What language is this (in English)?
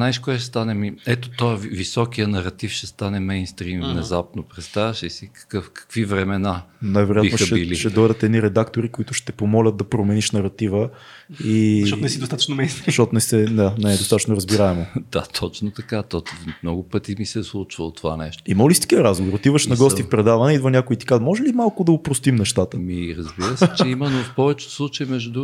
Bulgarian